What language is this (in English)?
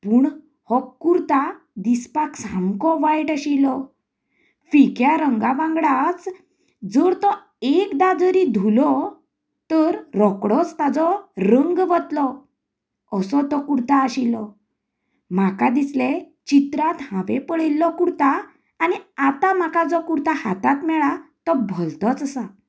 Konkani